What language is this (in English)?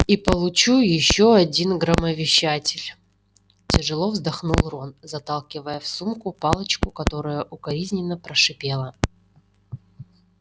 Russian